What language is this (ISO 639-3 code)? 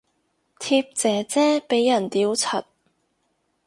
yue